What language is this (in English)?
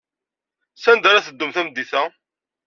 Kabyle